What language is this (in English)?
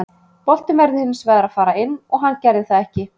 Icelandic